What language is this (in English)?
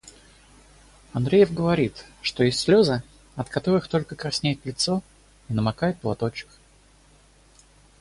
Russian